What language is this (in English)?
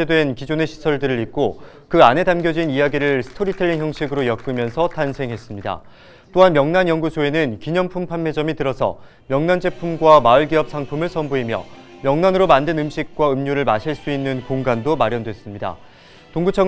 Korean